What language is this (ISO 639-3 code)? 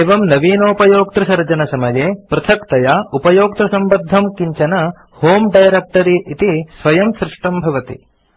san